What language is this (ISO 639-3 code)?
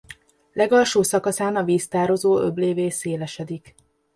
hun